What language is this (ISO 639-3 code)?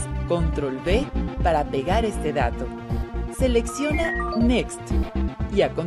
spa